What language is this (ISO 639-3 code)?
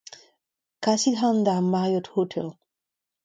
bre